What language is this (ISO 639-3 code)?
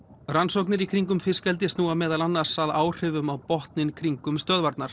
isl